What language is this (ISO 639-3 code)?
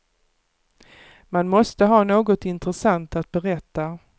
swe